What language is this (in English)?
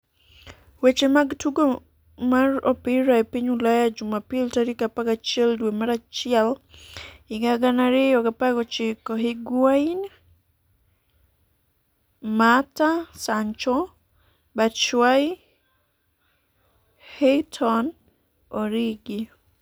Luo (Kenya and Tanzania)